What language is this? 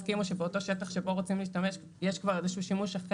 Hebrew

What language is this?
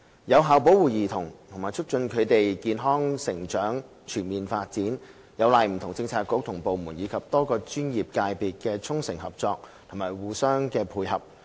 Cantonese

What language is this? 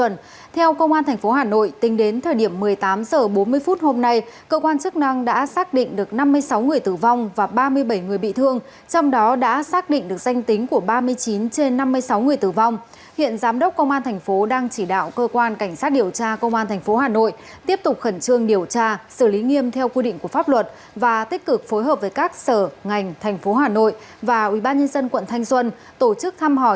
Vietnamese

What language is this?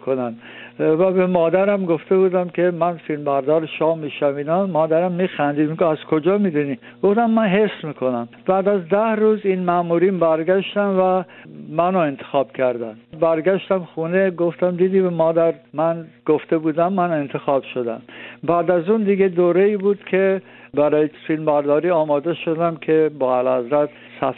Persian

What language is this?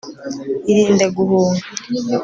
Kinyarwanda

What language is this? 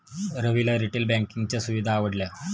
Marathi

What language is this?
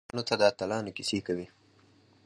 Pashto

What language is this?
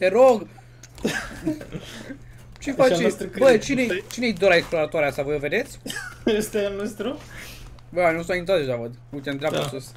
Romanian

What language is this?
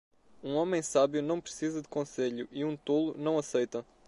Portuguese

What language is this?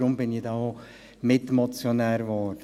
Swiss German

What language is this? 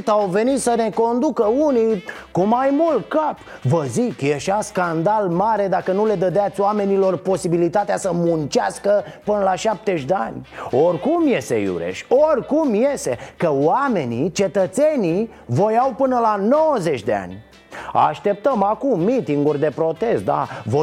Romanian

